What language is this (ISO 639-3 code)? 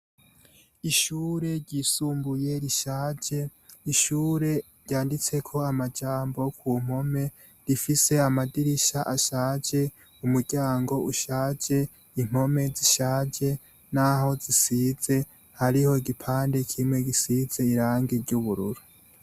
run